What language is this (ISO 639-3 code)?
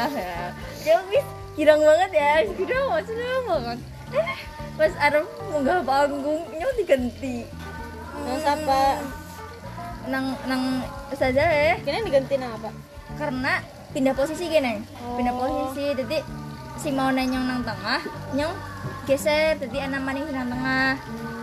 ind